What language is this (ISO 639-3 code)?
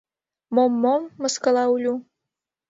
chm